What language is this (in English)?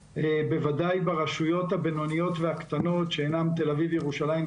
Hebrew